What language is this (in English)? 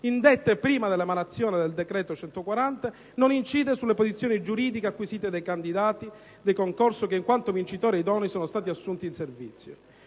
Italian